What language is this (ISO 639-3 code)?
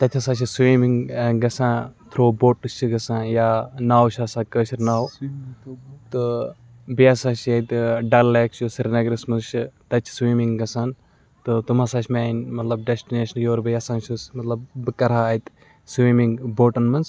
kas